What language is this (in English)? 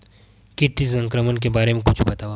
Chhattisgarhi